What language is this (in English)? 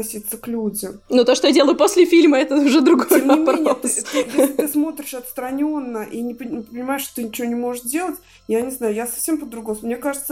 Russian